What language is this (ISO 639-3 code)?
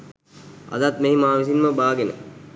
sin